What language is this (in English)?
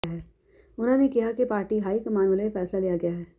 Punjabi